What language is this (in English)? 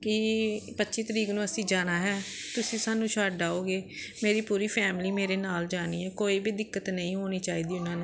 Punjabi